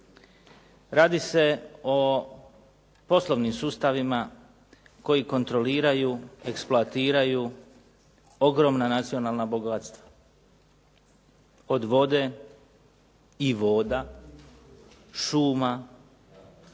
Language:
Croatian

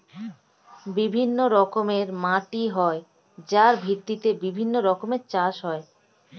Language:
Bangla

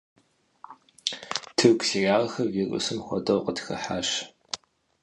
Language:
Kabardian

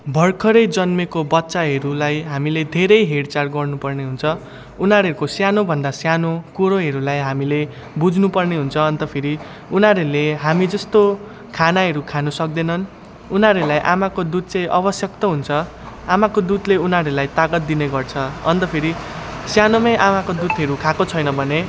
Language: Nepali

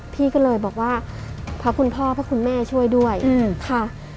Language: Thai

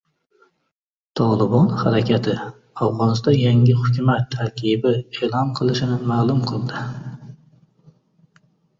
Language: Uzbek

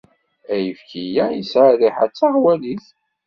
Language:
Kabyle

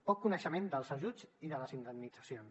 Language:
Catalan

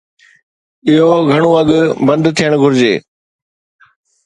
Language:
Sindhi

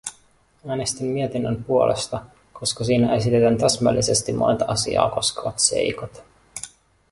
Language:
Finnish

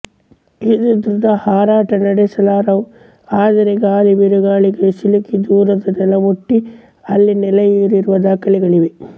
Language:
Kannada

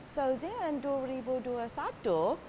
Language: Indonesian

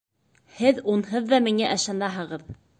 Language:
Bashkir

